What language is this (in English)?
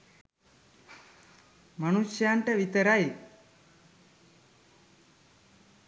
Sinhala